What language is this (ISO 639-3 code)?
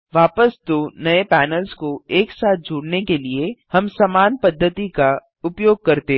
hin